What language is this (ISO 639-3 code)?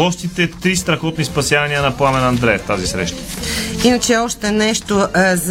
bul